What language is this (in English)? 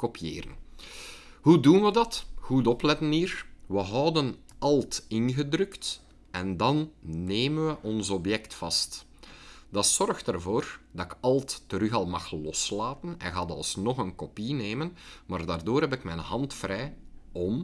Dutch